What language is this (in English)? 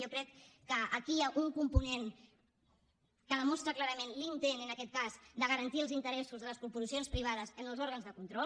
Catalan